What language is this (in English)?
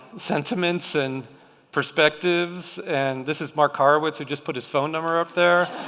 English